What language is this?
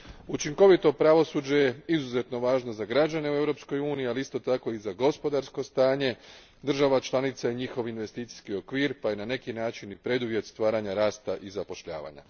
Croatian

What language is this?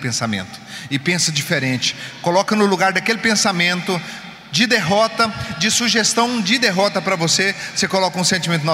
Portuguese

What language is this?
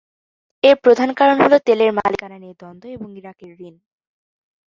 Bangla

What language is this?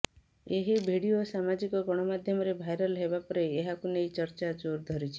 Odia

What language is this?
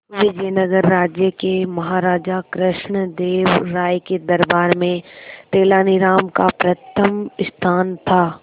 Hindi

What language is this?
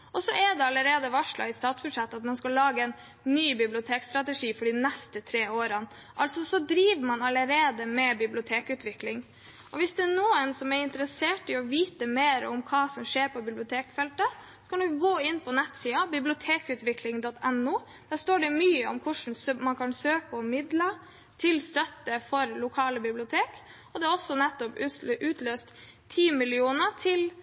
Norwegian Bokmål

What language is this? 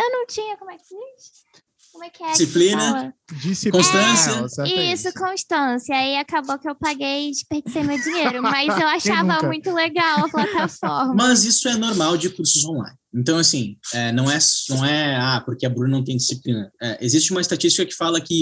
Portuguese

